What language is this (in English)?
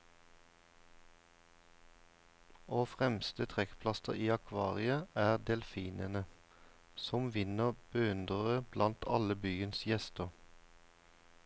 Norwegian